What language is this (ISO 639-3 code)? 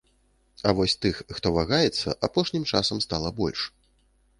bel